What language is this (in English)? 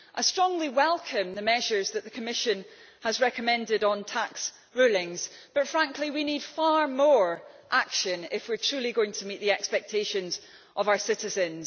English